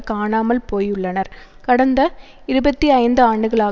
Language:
Tamil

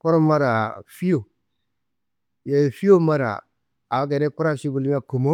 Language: Kanembu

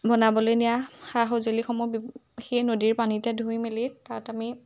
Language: Assamese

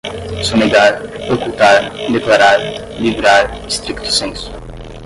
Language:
Portuguese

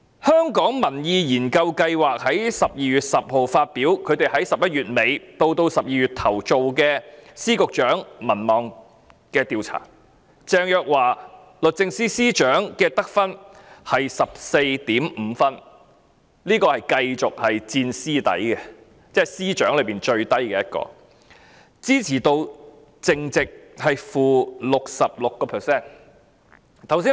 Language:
Cantonese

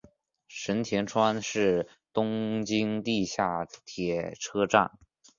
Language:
Chinese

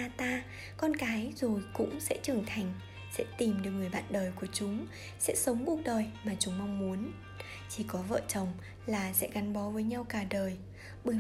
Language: Vietnamese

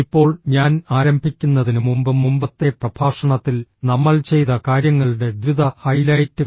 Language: Malayalam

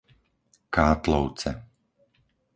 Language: Slovak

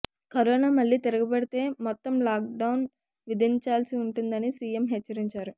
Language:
Telugu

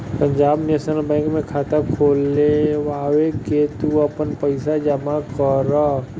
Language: Bhojpuri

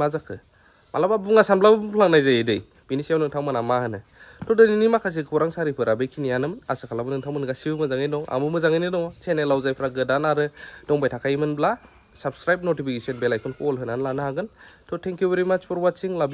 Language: English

